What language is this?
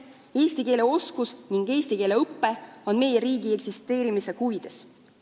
Estonian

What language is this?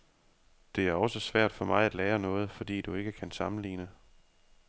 Danish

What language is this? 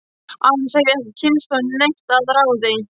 Icelandic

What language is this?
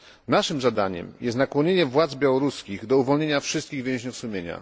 Polish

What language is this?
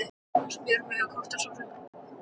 Icelandic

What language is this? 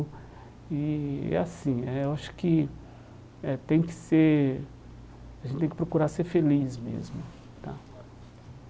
Portuguese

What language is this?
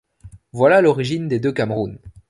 French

